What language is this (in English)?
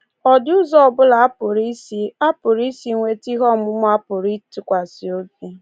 Igbo